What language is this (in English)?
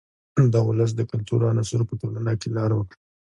Pashto